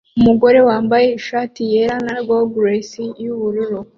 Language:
Kinyarwanda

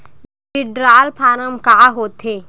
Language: Chhattisgarhi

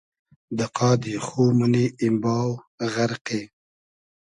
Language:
Hazaragi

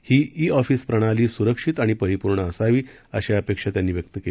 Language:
Marathi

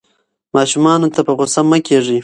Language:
Pashto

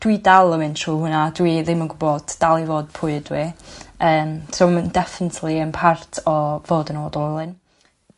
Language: Welsh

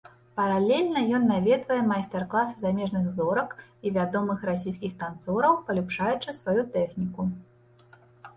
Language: Belarusian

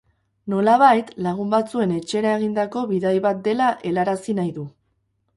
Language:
Basque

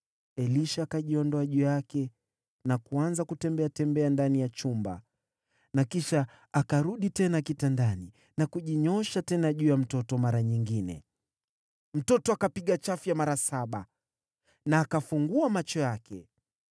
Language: Swahili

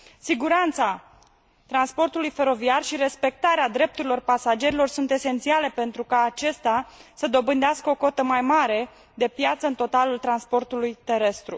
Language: Romanian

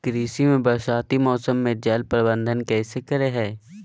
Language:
Magahi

